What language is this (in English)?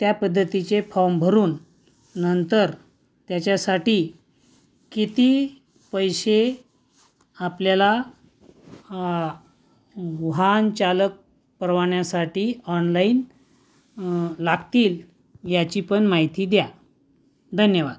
Marathi